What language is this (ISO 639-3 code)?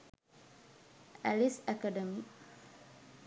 sin